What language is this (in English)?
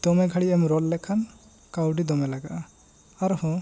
Santali